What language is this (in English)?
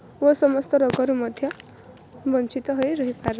Odia